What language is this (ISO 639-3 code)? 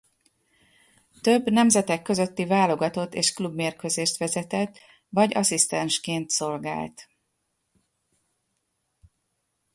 hun